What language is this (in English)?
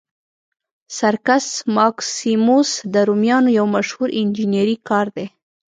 Pashto